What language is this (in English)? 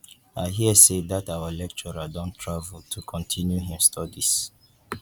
Nigerian Pidgin